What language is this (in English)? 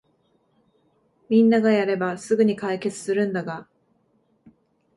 Japanese